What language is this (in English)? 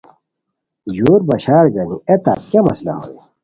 Khowar